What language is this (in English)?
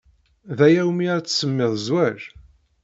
Kabyle